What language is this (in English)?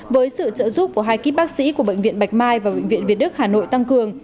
Vietnamese